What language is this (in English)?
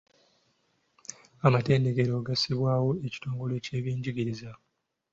Ganda